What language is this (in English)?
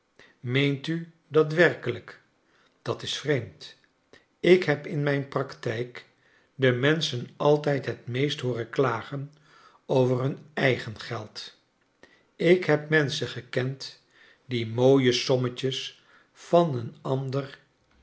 Dutch